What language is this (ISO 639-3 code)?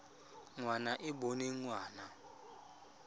tsn